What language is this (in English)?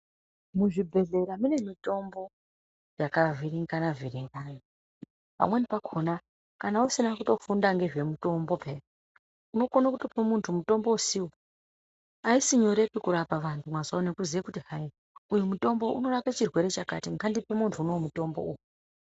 Ndau